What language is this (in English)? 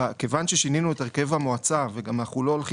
Hebrew